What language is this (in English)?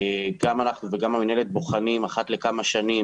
Hebrew